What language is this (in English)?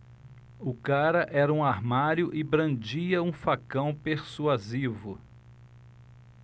Portuguese